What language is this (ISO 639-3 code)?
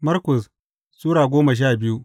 hau